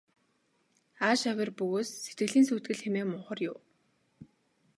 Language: Mongolian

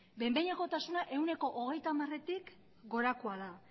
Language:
Basque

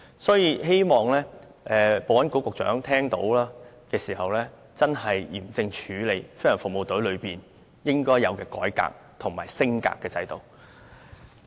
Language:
Cantonese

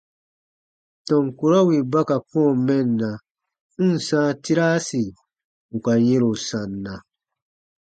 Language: Baatonum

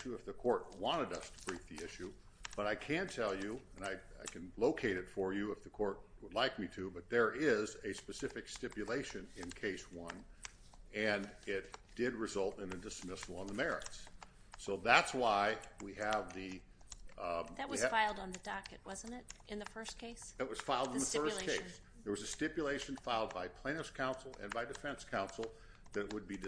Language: English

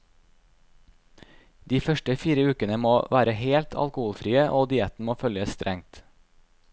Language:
Norwegian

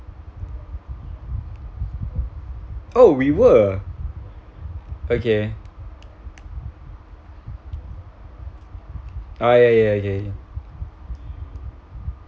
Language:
English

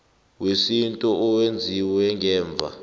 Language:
South Ndebele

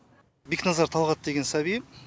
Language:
Kazakh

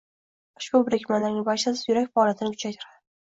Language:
Uzbek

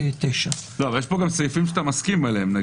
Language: Hebrew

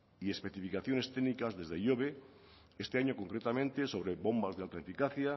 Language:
Spanish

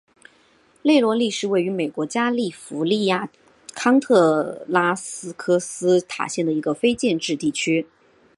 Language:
Chinese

